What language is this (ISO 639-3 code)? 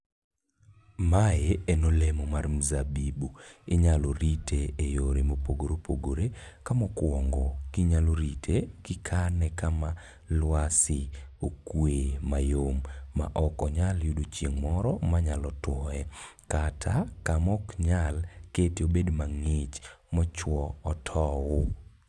luo